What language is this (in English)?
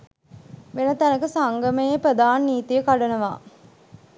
Sinhala